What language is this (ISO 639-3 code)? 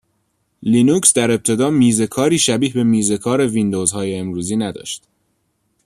fas